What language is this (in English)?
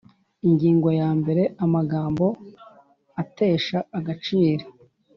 Kinyarwanda